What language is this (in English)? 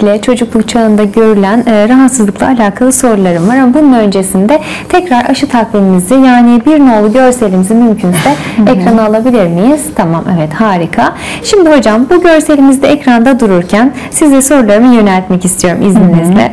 Turkish